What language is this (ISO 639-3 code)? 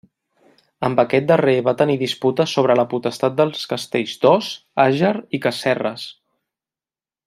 cat